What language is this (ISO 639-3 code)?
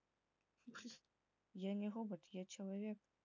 rus